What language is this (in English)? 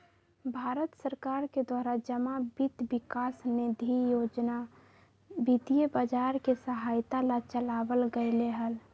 Magahi